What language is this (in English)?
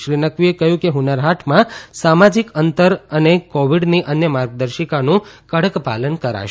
Gujarati